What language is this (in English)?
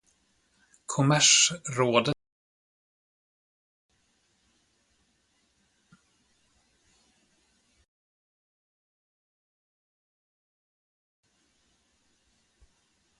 Swedish